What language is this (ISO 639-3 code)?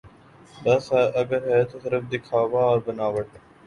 urd